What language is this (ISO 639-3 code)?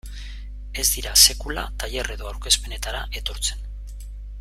eus